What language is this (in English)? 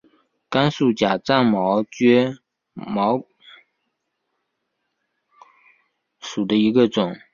Chinese